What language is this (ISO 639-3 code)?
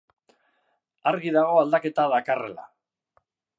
eus